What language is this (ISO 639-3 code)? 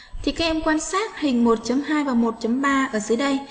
vie